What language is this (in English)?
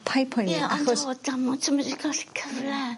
Welsh